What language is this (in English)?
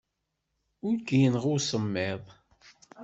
Kabyle